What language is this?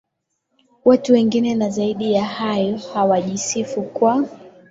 Swahili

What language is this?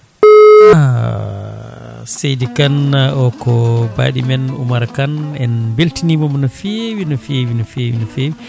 Fula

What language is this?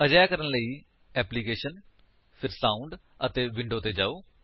Punjabi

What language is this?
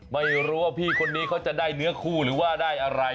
Thai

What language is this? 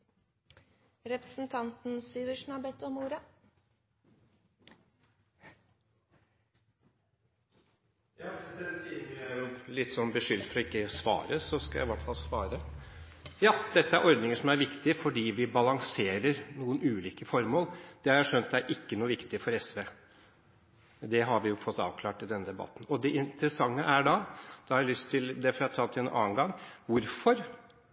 Norwegian Bokmål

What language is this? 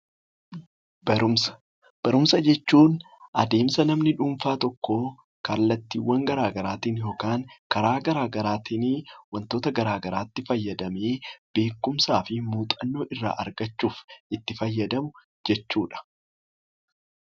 Oromo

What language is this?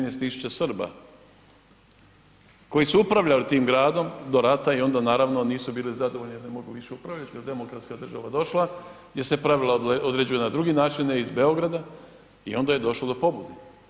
Croatian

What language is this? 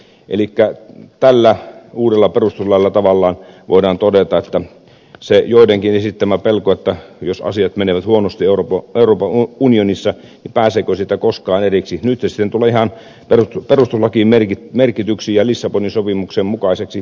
Finnish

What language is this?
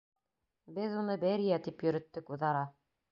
Bashkir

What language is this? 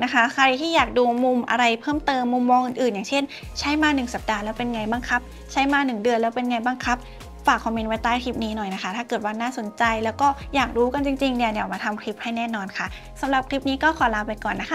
Thai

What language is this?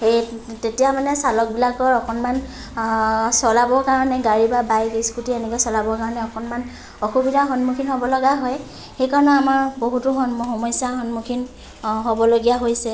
Assamese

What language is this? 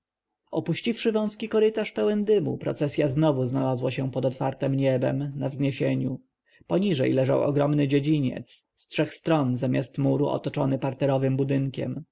Polish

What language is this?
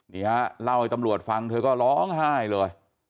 Thai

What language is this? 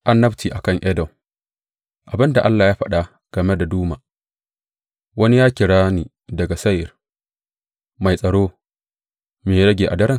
Hausa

